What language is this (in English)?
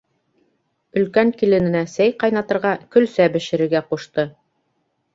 Bashkir